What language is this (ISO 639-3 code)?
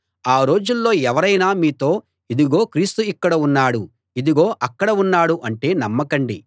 tel